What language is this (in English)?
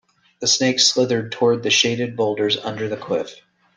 English